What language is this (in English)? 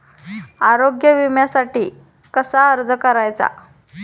Marathi